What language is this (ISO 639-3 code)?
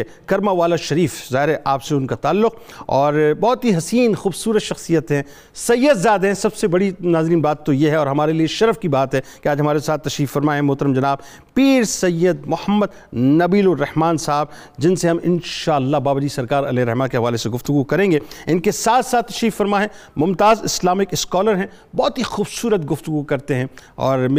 urd